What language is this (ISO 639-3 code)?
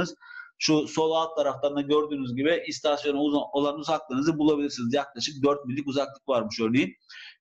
tur